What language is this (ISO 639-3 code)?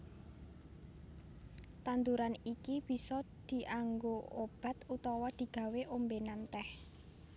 jav